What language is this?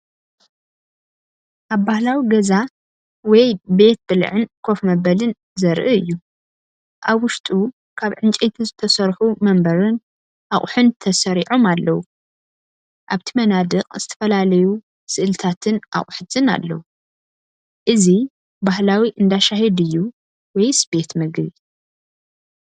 Tigrinya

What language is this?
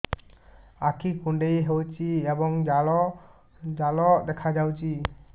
Odia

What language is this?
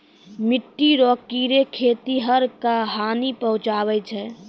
Maithili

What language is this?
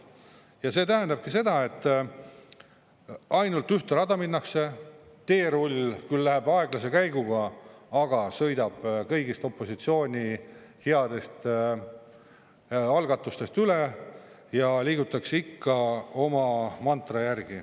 Estonian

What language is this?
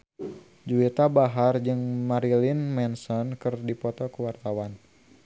Sundanese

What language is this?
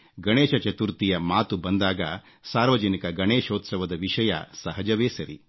Kannada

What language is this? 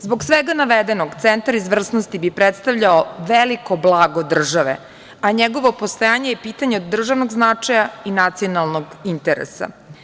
Serbian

